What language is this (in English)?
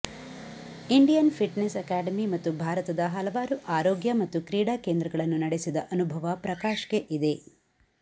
Kannada